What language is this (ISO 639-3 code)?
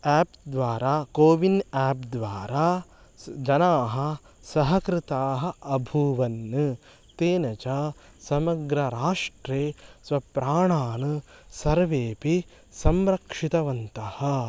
san